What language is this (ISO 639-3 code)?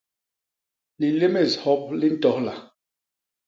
bas